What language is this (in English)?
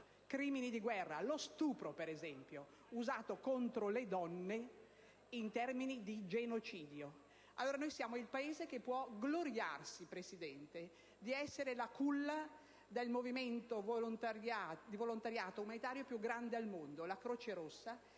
Italian